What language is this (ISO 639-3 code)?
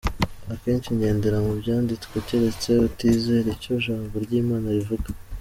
kin